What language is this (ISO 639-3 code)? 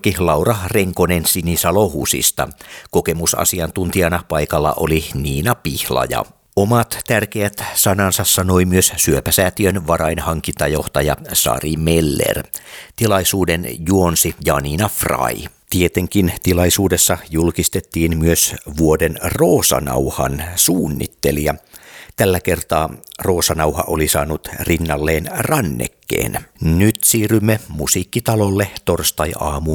fin